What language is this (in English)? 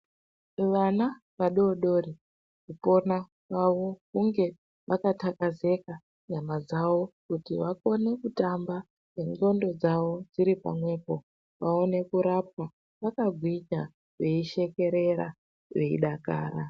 Ndau